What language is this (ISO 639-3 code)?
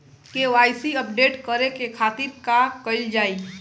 bho